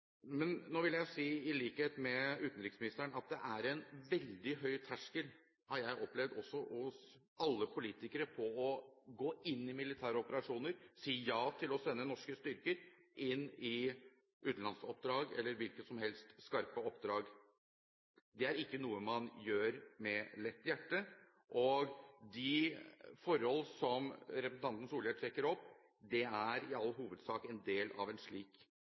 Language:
Norwegian Bokmål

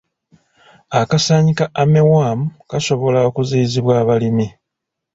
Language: Ganda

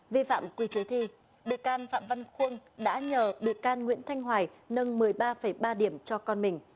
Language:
Vietnamese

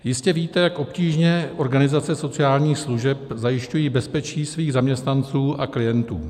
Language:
Czech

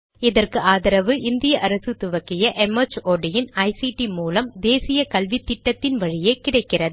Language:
Tamil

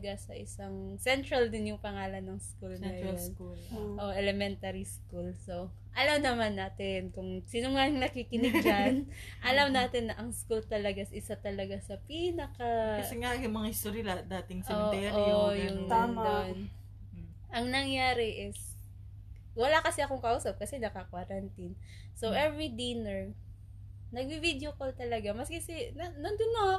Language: Filipino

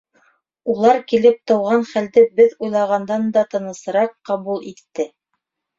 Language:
Bashkir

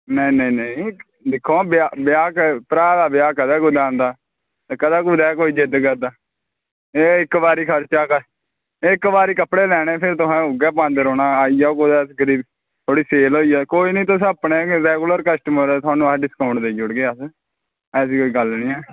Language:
Dogri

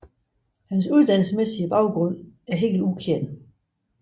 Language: Danish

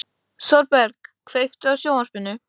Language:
Icelandic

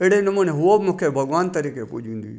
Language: Sindhi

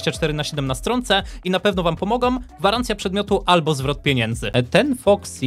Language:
Polish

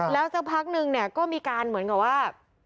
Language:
Thai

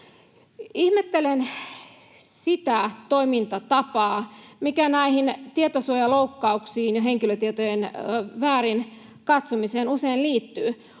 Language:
Finnish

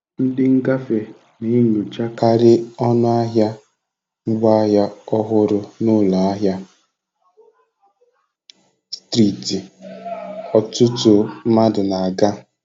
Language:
Igbo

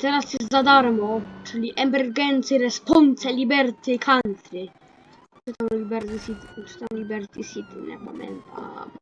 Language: Polish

